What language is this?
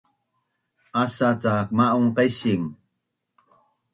Bunun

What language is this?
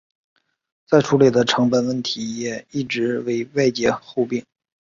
Chinese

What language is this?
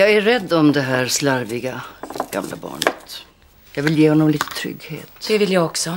Swedish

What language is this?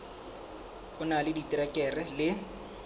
Southern Sotho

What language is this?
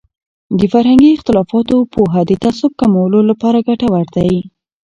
Pashto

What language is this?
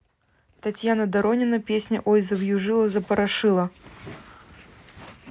Russian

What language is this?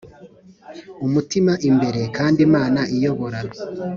Kinyarwanda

